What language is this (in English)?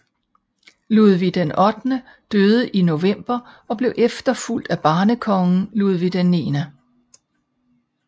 Danish